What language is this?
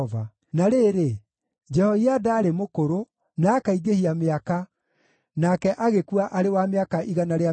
Kikuyu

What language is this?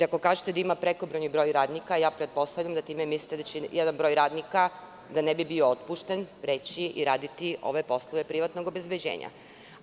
Serbian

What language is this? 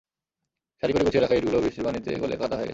Bangla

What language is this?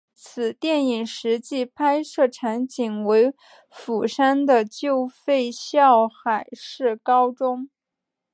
Chinese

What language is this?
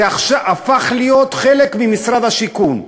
Hebrew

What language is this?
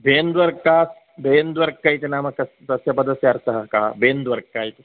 Sanskrit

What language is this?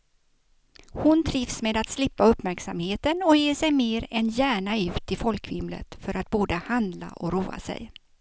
Swedish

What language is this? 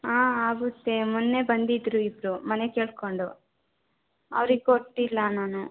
Kannada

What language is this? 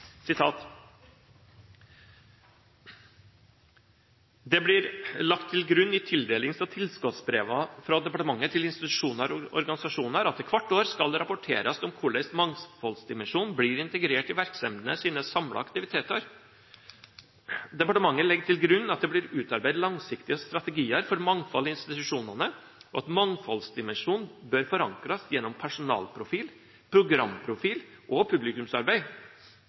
Norwegian Bokmål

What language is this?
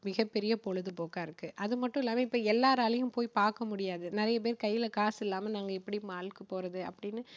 Tamil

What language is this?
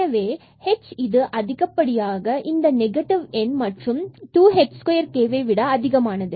Tamil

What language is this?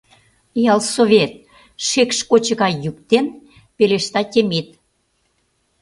Mari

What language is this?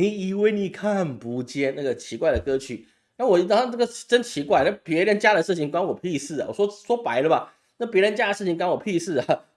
Chinese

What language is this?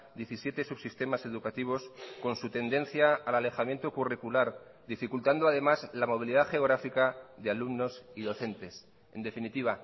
Spanish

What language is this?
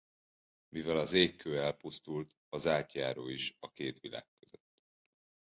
Hungarian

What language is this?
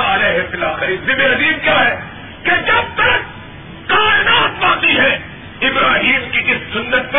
Urdu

